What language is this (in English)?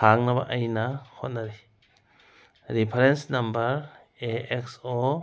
Manipuri